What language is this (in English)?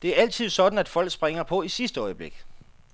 Danish